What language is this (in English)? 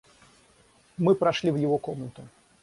Russian